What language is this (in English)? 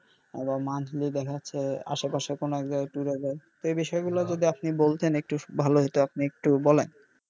Bangla